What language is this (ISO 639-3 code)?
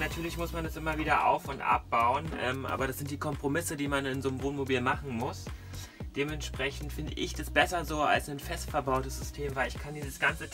deu